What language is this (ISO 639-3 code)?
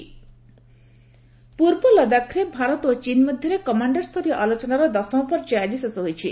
ori